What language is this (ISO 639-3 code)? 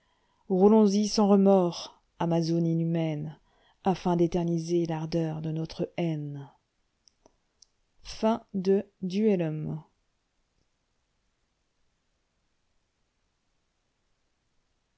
fra